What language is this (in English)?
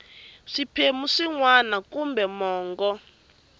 Tsonga